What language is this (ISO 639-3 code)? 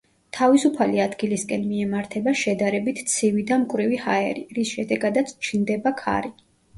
kat